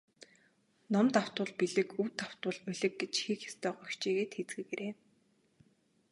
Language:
Mongolian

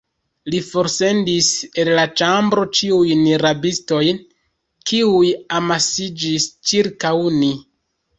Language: Esperanto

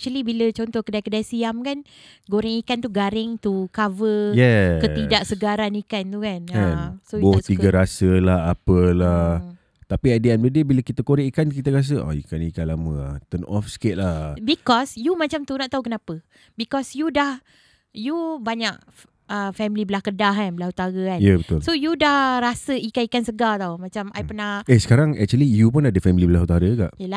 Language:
Malay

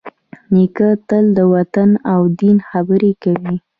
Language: Pashto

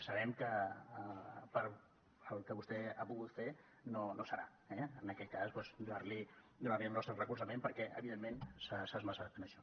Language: Catalan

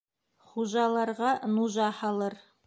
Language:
Bashkir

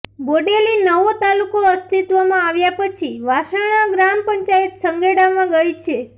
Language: Gujarati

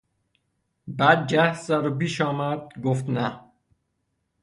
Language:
Persian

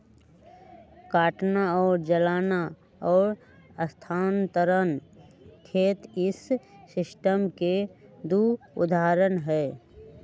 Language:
Magahi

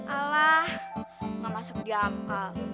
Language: Indonesian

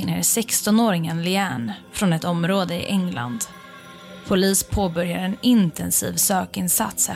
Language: Swedish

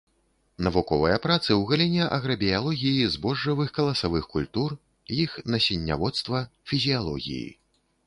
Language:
Belarusian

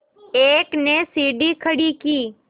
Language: Hindi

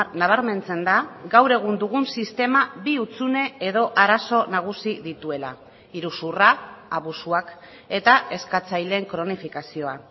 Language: Basque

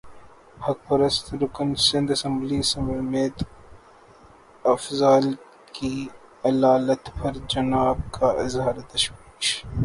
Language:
Urdu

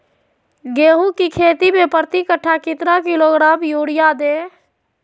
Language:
Magahi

